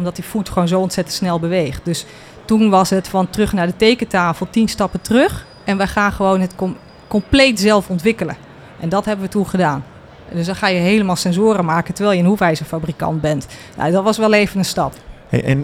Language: Dutch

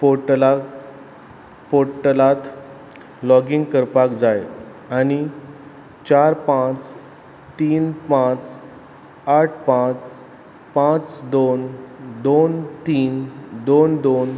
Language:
Konkani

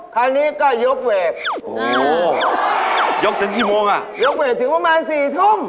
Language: Thai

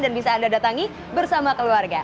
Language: Indonesian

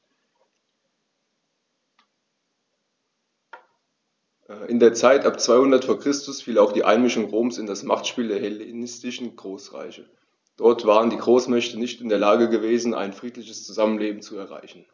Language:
German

